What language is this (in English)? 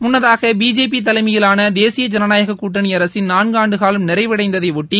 Tamil